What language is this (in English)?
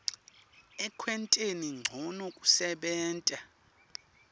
Swati